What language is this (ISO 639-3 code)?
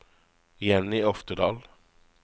nor